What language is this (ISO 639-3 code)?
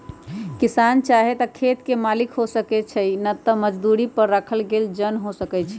mag